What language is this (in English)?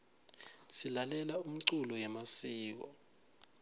Swati